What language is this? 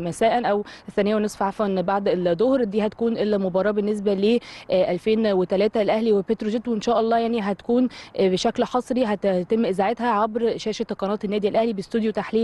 Arabic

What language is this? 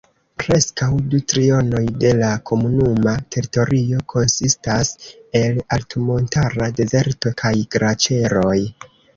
Esperanto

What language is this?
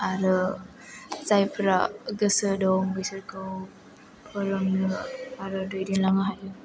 Bodo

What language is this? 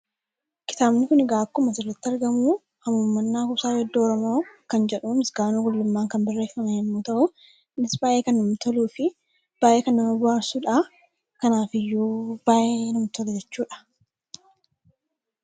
Oromo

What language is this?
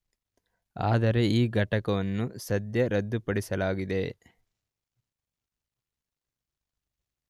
Kannada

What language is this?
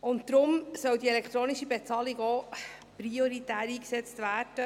Swiss German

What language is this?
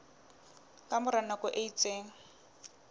Southern Sotho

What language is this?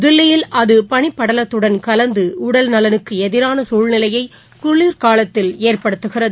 Tamil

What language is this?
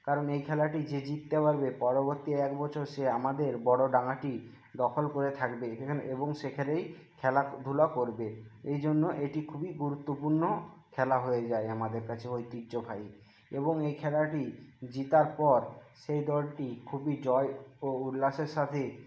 Bangla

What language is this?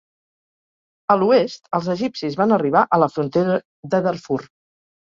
Catalan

